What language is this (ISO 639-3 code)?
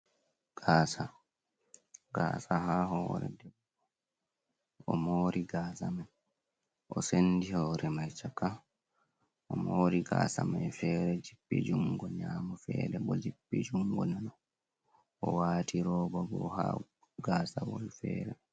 ful